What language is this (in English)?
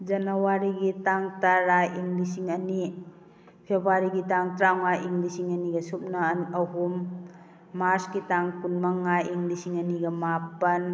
Manipuri